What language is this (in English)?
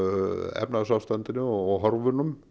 Icelandic